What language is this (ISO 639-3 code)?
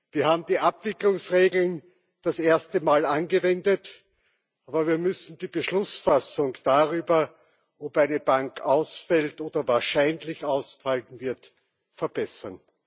deu